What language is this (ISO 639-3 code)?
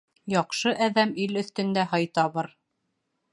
bak